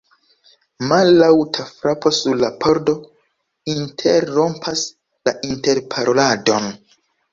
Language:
Esperanto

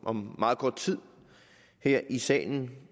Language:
Danish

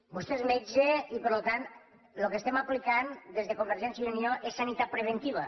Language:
Catalan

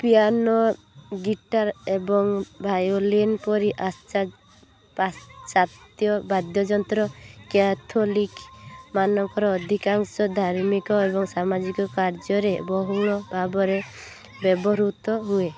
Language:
Odia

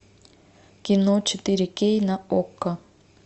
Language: Russian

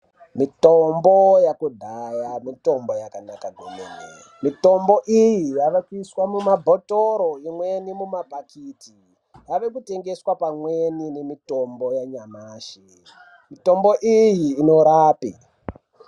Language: Ndau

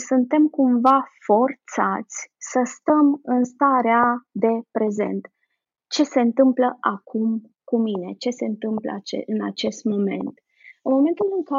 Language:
Romanian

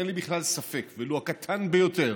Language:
Hebrew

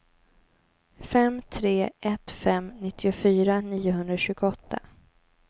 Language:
Swedish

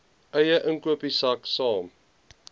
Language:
Afrikaans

